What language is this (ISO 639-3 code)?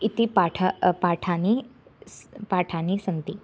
san